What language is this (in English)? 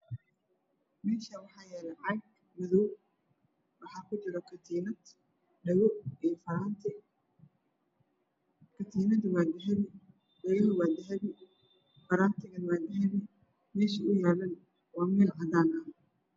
Somali